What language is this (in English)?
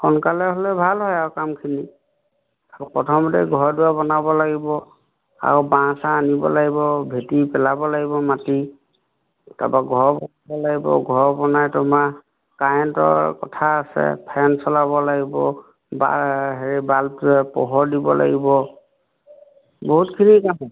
Assamese